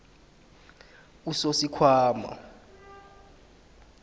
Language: South Ndebele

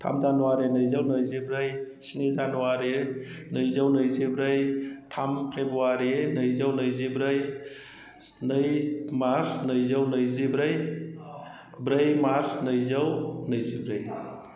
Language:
Bodo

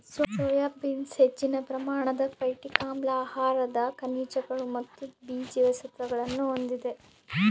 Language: Kannada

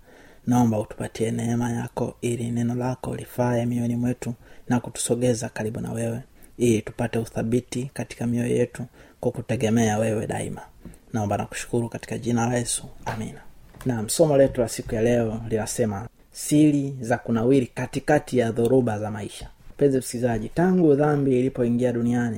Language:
Swahili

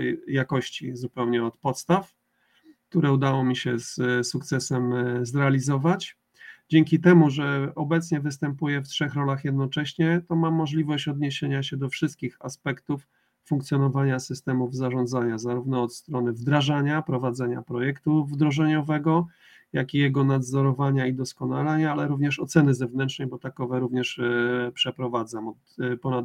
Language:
Polish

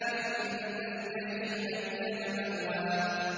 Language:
Arabic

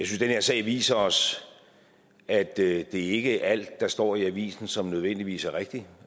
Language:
Danish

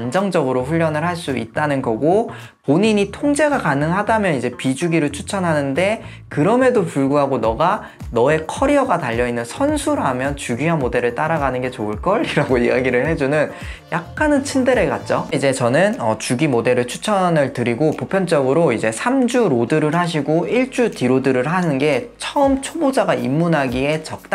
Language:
Korean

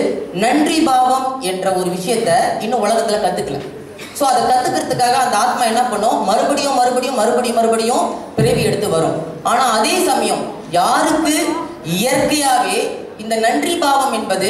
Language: Indonesian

